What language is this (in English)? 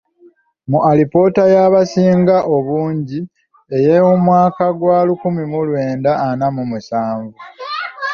Ganda